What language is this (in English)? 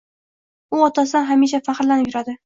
Uzbek